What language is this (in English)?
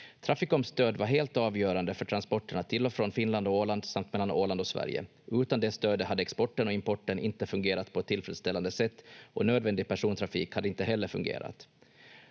Finnish